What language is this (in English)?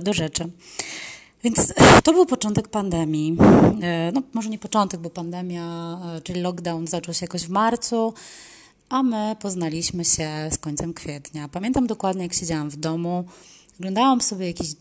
Polish